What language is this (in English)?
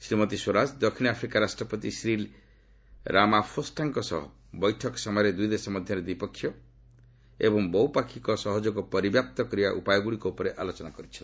Odia